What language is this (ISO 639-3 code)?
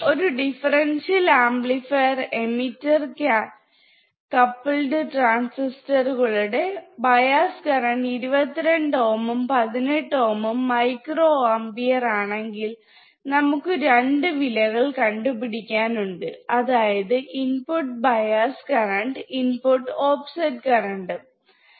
mal